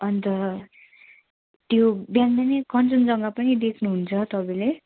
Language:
Nepali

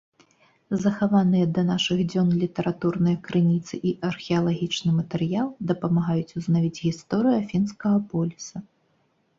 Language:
Belarusian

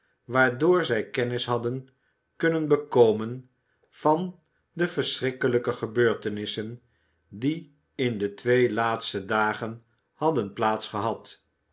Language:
Dutch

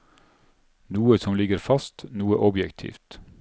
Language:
Norwegian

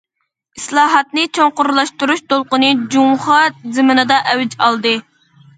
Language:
Uyghur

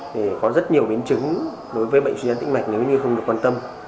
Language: Vietnamese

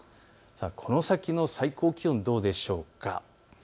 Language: Japanese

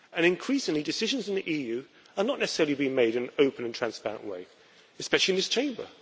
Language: English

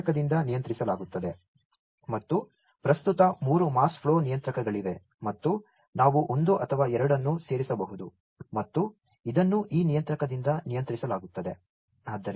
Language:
Kannada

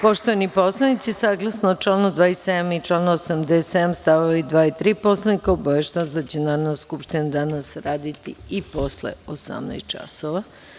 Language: Serbian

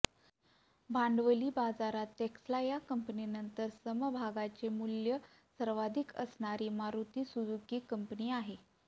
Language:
Marathi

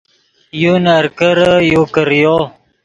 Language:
Yidgha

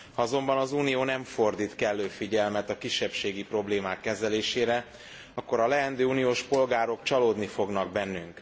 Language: Hungarian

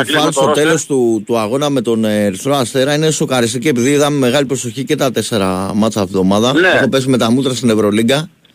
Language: Greek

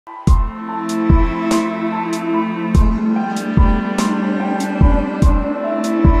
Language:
Arabic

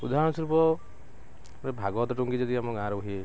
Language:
Odia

